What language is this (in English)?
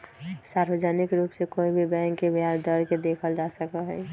Magahi